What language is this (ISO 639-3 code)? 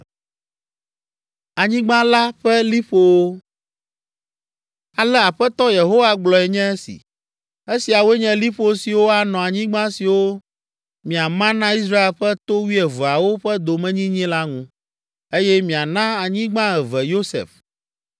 ewe